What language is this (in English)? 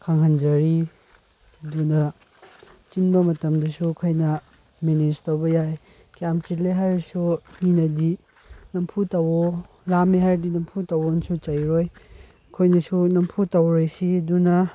Manipuri